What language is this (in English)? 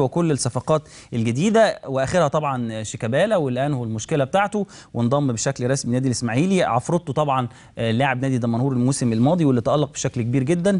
Arabic